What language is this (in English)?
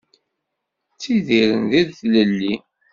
Kabyle